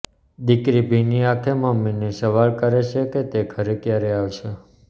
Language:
Gujarati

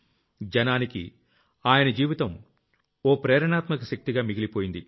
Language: Telugu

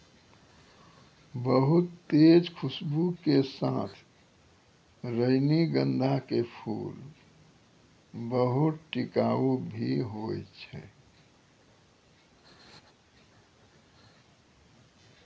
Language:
Maithili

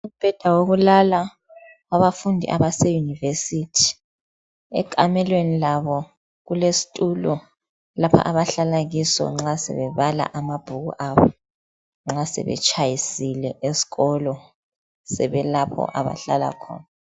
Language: North Ndebele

